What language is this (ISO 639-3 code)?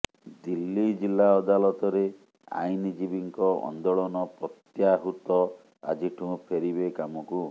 ori